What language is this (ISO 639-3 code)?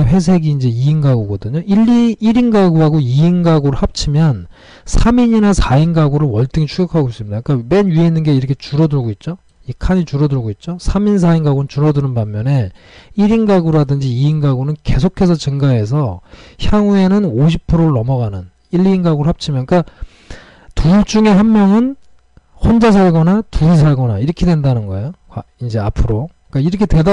kor